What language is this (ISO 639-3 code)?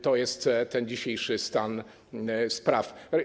pol